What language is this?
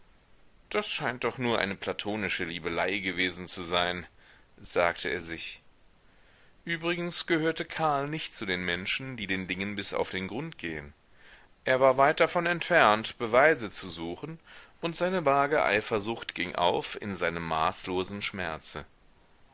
German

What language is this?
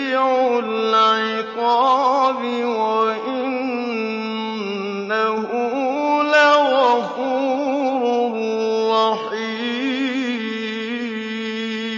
Arabic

